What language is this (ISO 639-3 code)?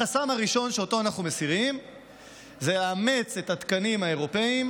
heb